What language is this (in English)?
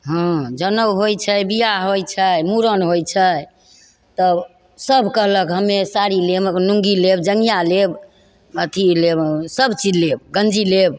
Maithili